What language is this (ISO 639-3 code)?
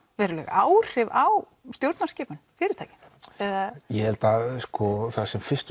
isl